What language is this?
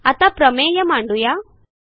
Marathi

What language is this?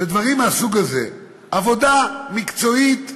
Hebrew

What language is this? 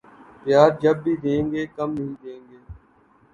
Urdu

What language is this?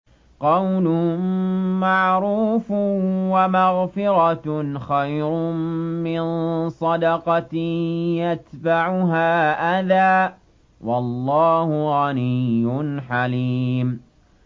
Arabic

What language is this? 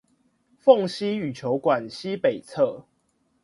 Chinese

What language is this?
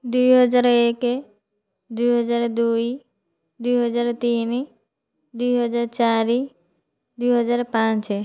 Odia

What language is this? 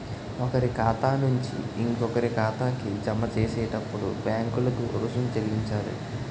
Telugu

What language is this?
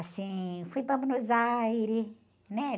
Portuguese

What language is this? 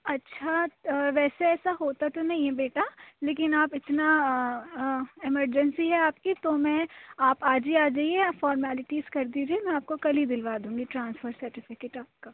Urdu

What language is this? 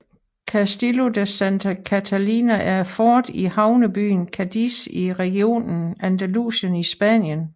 Danish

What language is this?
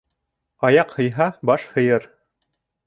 Bashkir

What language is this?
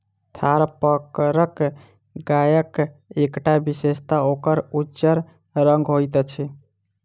Maithili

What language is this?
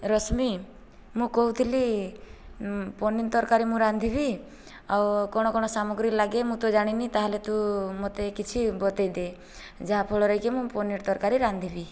Odia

